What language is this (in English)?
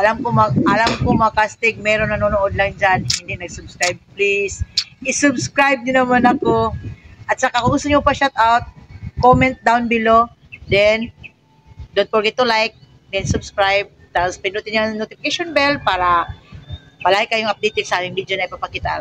Filipino